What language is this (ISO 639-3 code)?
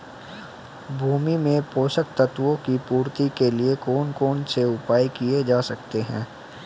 hin